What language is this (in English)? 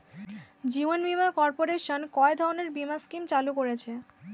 Bangla